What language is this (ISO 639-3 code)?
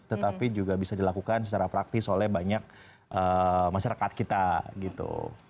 ind